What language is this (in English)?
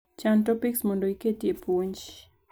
Luo (Kenya and Tanzania)